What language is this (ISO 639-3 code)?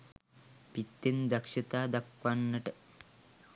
sin